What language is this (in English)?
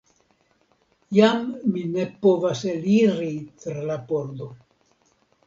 Esperanto